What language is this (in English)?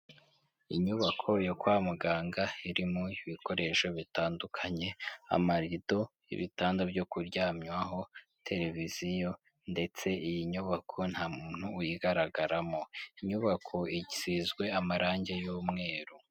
Kinyarwanda